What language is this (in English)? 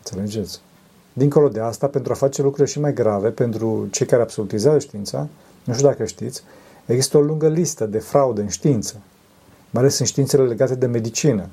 Romanian